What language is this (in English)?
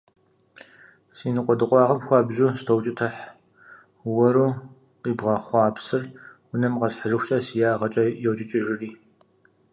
Kabardian